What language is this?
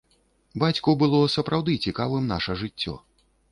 Belarusian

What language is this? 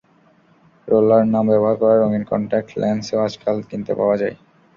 Bangla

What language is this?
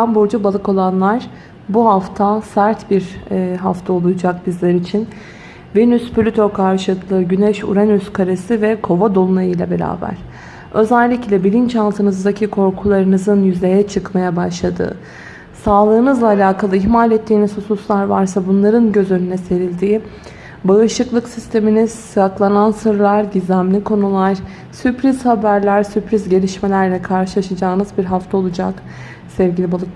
Turkish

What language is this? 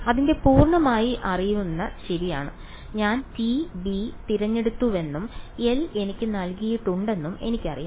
Malayalam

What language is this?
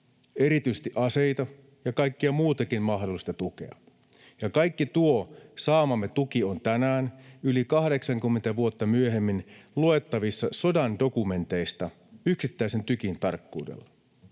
Finnish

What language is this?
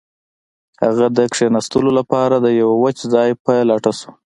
Pashto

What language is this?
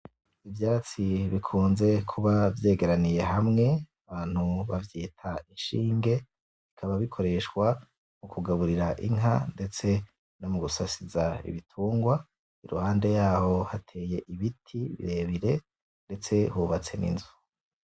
Rundi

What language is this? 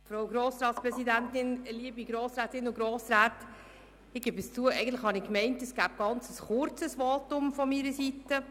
Swiss German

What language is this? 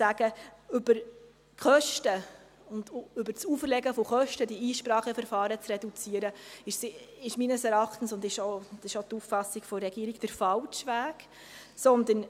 Swiss German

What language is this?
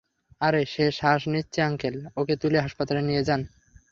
Bangla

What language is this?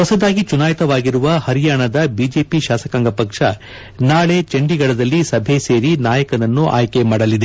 Kannada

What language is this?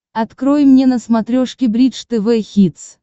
Russian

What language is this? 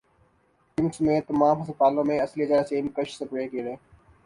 Urdu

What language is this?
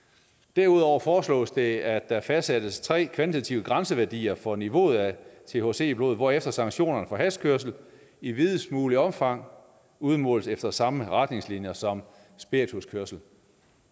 Danish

